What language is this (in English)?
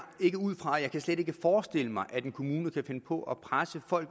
Danish